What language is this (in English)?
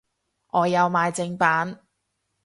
Cantonese